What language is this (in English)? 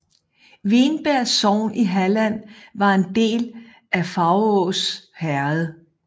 Danish